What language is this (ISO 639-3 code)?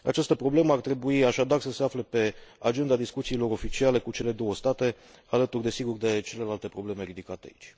ron